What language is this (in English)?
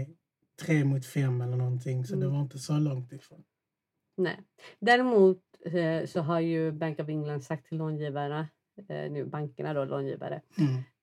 Swedish